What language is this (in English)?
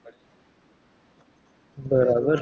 Gujarati